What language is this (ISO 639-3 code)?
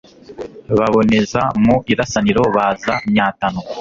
kin